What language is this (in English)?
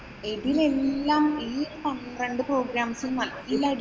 Malayalam